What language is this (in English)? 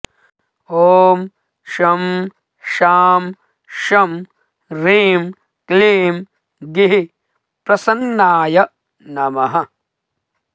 Sanskrit